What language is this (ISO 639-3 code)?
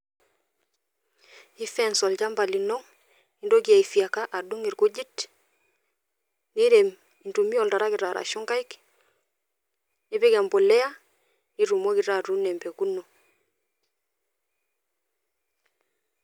mas